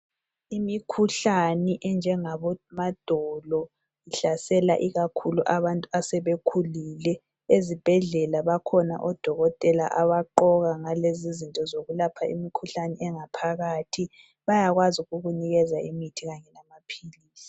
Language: North Ndebele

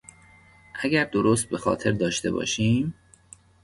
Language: Persian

